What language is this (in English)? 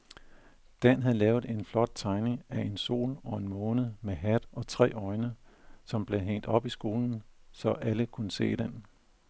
Danish